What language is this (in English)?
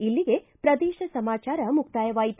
Kannada